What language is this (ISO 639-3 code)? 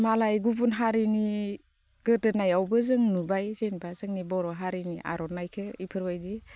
brx